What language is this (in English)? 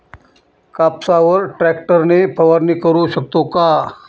Marathi